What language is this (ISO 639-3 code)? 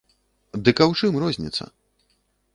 bel